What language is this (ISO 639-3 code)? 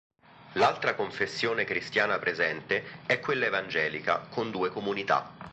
ita